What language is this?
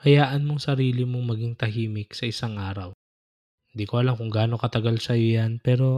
Filipino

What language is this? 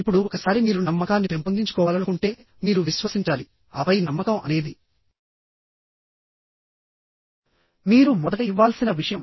Telugu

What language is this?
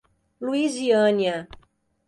Portuguese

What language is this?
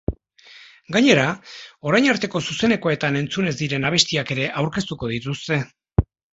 Basque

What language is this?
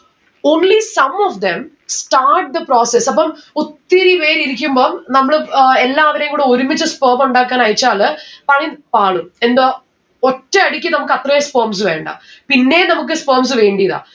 Malayalam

